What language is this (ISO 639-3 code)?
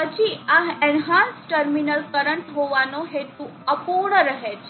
guj